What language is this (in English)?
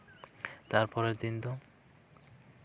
Santali